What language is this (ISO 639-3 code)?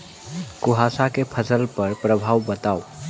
mai